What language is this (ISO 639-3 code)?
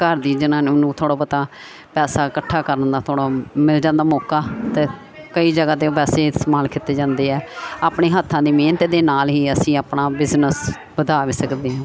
pan